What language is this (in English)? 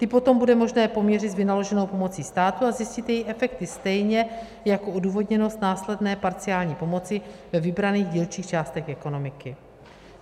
Czech